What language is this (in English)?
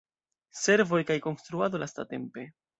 Esperanto